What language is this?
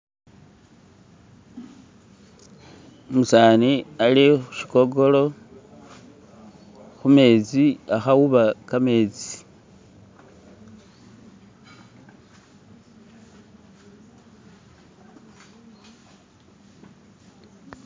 Masaaba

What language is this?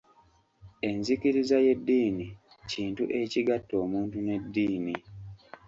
Ganda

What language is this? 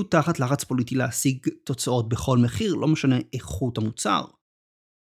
Hebrew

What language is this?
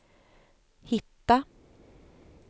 Swedish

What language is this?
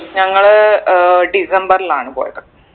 Malayalam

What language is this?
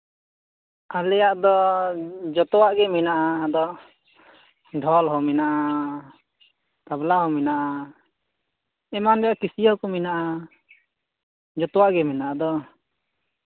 Santali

